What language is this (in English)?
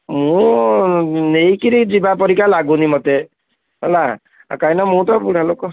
Odia